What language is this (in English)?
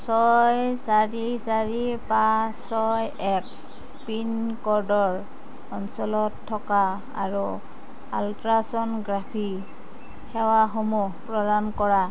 Assamese